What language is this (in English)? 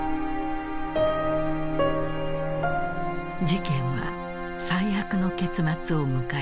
Japanese